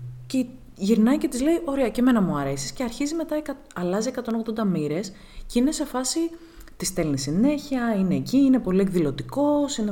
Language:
Greek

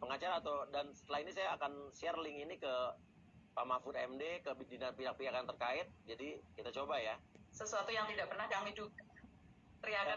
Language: Indonesian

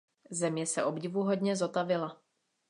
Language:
Czech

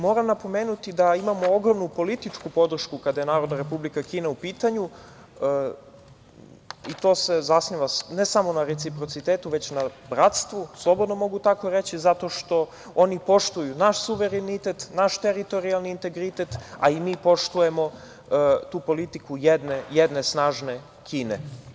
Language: Serbian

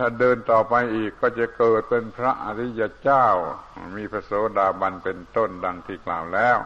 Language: Thai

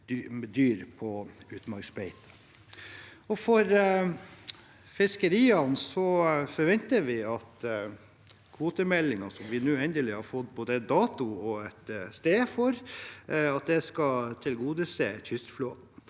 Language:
Norwegian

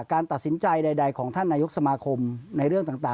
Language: Thai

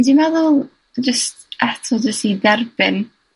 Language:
Welsh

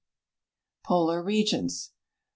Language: English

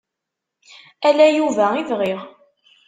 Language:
Kabyle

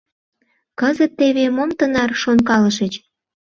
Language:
Mari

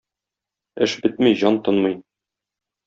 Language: Tatar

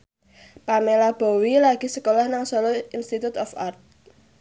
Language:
Javanese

